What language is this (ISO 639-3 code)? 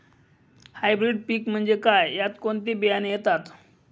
mar